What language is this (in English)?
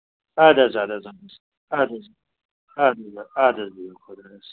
Kashmiri